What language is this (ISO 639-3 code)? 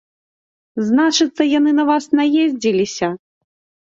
bel